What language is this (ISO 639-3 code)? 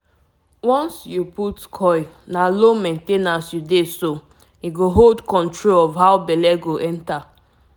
pcm